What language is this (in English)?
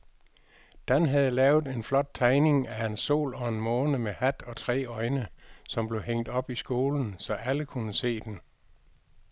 Danish